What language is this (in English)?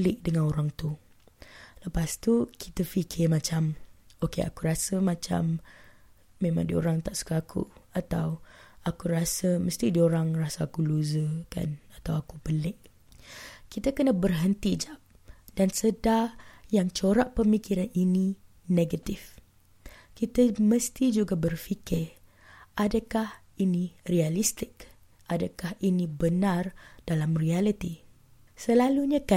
Malay